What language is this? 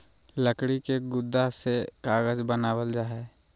Magahi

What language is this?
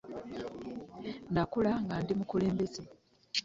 Ganda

